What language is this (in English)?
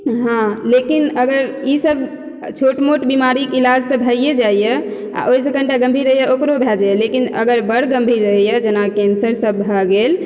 Maithili